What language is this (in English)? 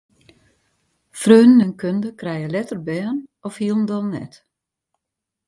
Western Frisian